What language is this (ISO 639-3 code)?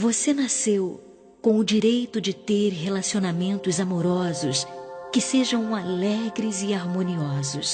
por